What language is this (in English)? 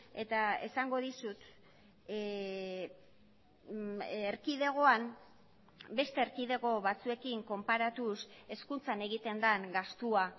Basque